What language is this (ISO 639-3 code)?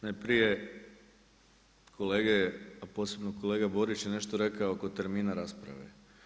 hrv